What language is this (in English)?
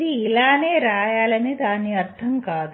Telugu